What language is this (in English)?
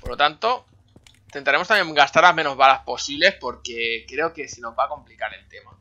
Spanish